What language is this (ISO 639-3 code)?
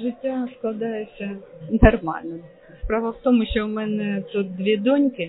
ukr